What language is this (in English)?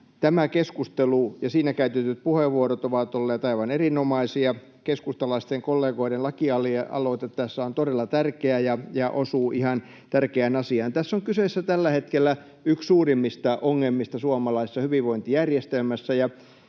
Finnish